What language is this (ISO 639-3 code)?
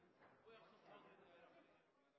nob